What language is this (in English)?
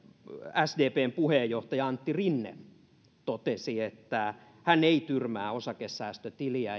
Finnish